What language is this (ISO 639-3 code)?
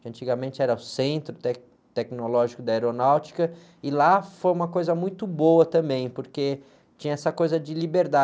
por